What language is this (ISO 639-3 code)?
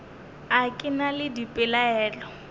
nso